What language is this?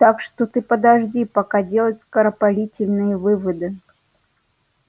Russian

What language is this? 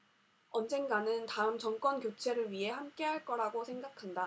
Korean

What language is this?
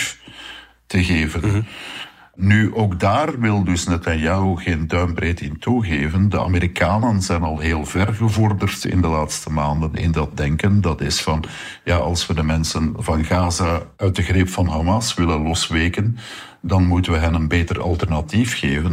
Dutch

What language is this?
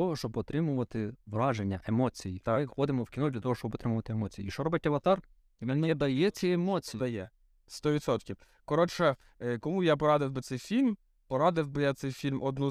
Ukrainian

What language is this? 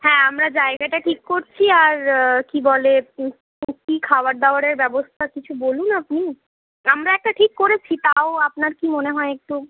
Bangla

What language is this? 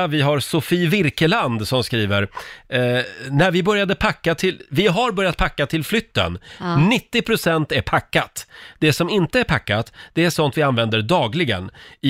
Swedish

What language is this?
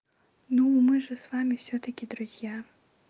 Russian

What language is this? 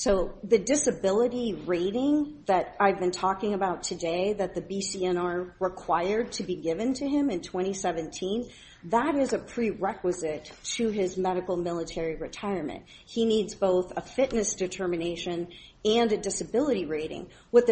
English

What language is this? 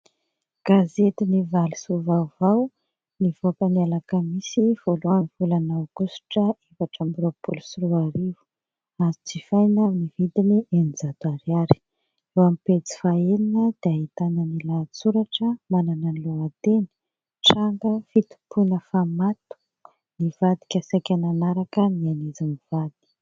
Malagasy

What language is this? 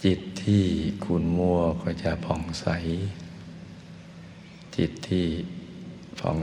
Thai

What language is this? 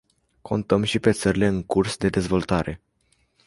Romanian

